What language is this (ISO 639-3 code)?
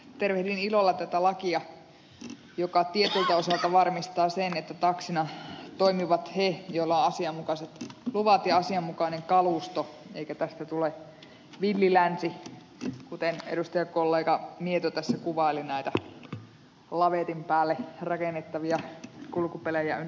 fin